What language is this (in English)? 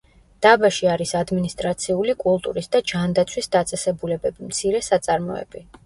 Georgian